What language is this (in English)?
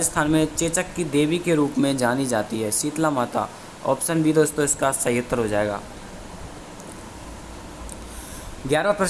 Hindi